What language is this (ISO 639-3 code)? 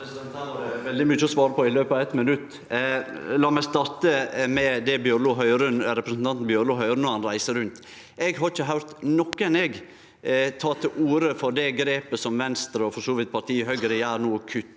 nor